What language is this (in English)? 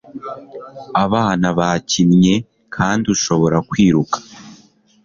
Kinyarwanda